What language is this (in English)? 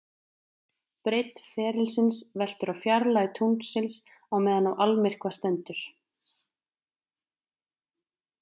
Icelandic